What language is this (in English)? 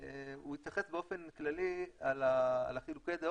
Hebrew